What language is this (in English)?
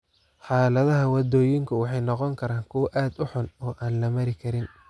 Somali